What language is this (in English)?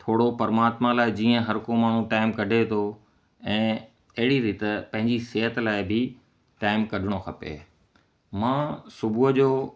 Sindhi